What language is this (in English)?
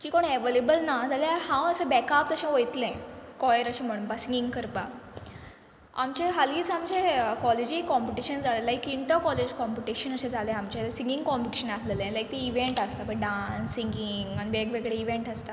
Konkani